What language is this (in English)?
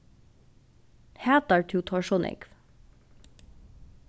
Faroese